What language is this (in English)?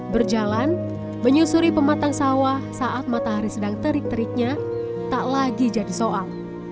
Indonesian